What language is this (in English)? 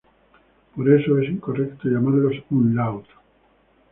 Spanish